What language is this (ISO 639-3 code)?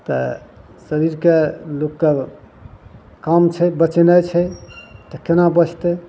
mai